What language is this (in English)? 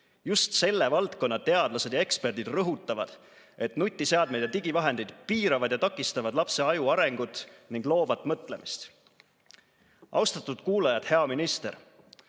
Estonian